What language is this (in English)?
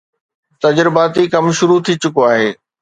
Sindhi